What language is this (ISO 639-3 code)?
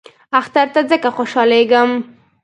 pus